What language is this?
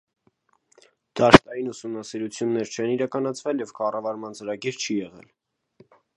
Armenian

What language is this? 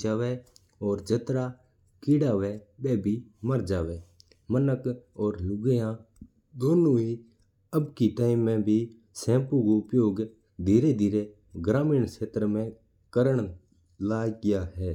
Mewari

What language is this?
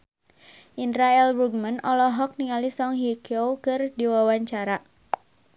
Sundanese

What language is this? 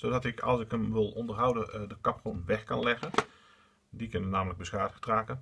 Dutch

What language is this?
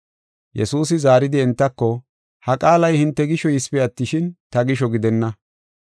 Gofa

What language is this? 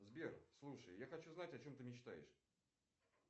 Russian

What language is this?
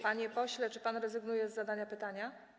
Polish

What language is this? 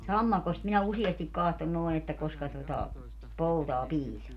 Finnish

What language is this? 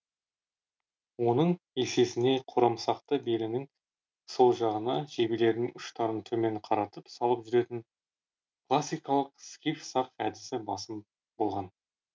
Kazakh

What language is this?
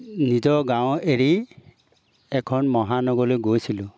Assamese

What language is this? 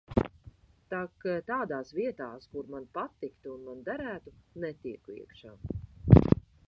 Latvian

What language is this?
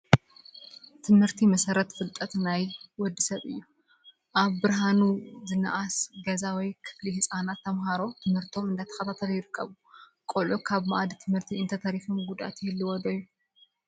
Tigrinya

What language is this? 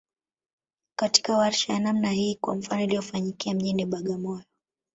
Swahili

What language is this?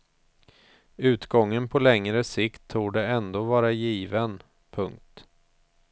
Swedish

